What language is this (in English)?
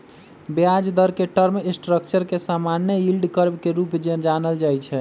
Magahi